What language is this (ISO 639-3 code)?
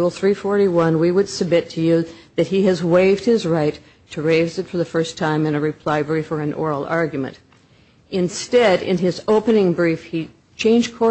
eng